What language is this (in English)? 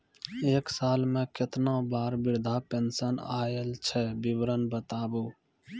Maithili